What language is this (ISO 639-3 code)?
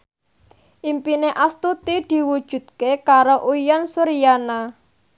jav